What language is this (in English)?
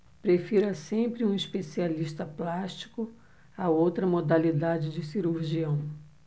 Portuguese